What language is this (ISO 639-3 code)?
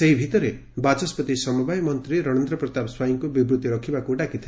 ori